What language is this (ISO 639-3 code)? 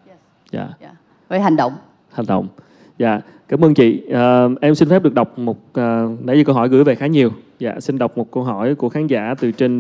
vie